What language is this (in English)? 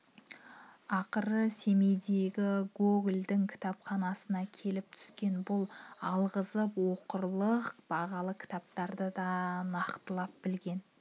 Kazakh